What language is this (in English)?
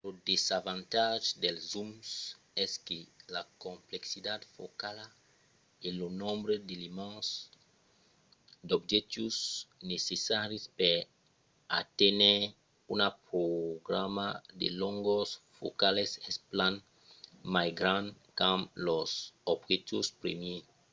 Occitan